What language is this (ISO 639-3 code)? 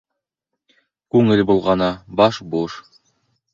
bak